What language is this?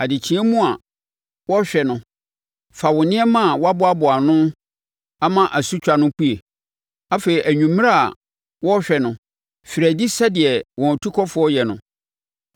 Akan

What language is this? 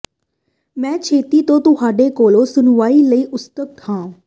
Punjabi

